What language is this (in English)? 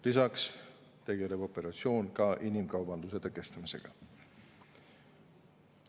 Estonian